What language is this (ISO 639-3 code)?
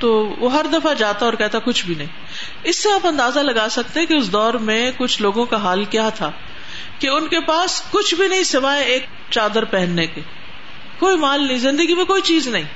urd